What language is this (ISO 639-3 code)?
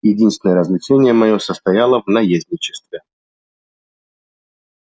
rus